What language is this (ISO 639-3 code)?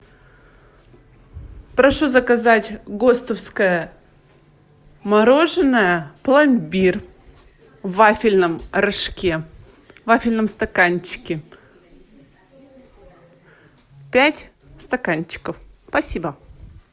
rus